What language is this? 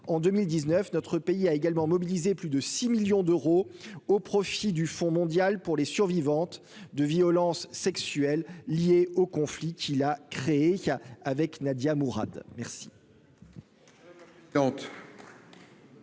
French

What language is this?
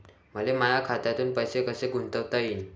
Marathi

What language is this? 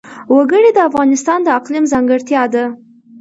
Pashto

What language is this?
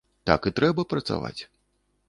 Belarusian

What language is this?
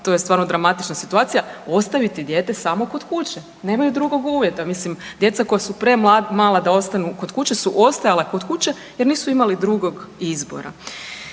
Croatian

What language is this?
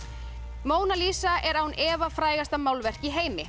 Icelandic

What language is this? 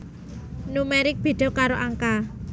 Javanese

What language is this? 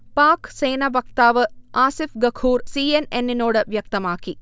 Malayalam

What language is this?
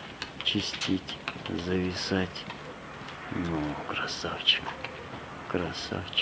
Russian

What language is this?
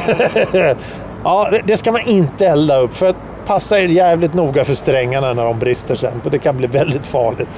Swedish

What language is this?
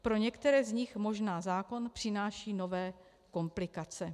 Czech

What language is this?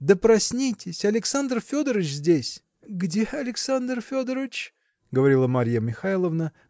Russian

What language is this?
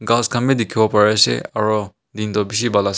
Naga Pidgin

